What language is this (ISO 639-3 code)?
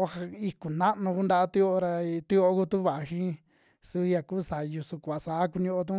jmx